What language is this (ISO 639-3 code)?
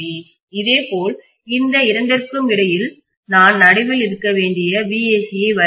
tam